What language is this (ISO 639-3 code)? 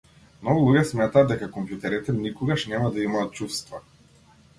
mkd